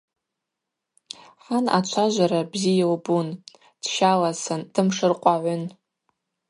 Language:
Abaza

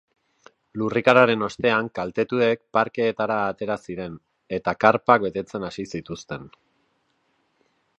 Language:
Basque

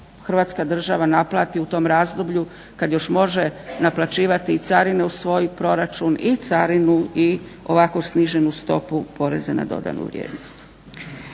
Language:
Croatian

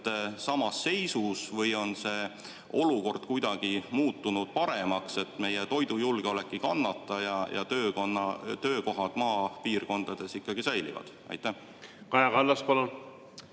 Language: Estonian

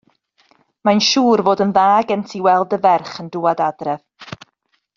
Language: Welsh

